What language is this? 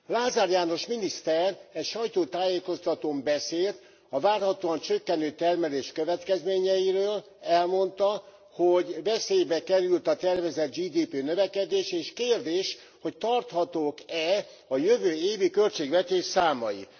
Hungarian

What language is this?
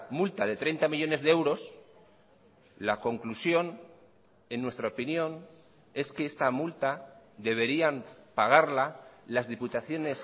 Spanish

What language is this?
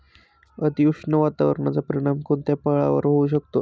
Marathi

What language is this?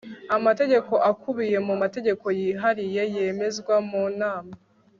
Kinyarwanda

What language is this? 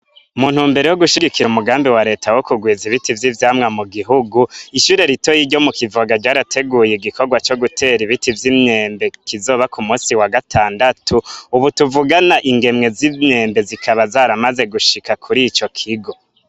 Rundi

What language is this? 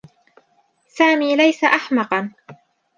Arabic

